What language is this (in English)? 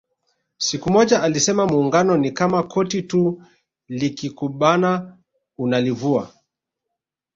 Swahili